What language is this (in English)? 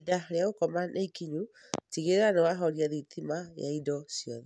Kikuyu